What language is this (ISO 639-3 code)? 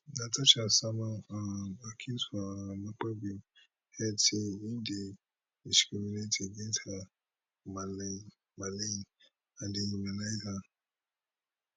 pcm